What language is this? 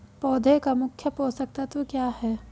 Hindi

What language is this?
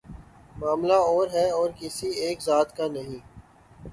Urdu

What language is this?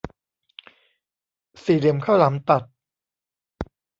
Thai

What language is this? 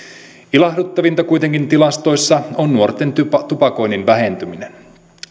Finnish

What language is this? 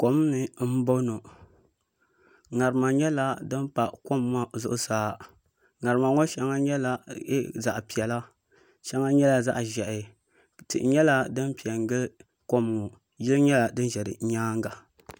Dagbani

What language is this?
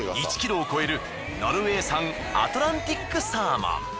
Japanese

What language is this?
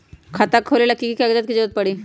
Magahi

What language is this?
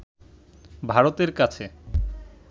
Bangla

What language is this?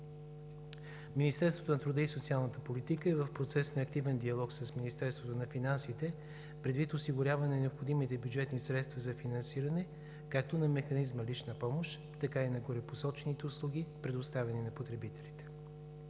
Bulgarian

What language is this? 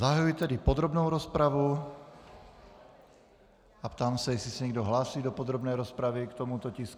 Czech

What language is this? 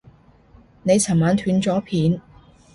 Cantonese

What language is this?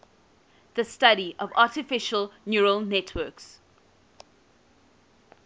English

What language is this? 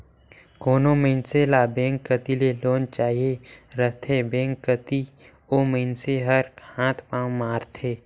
Chhattisgarhi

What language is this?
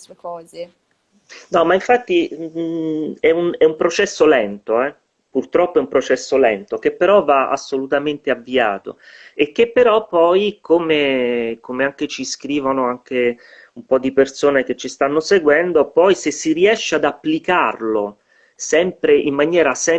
Italian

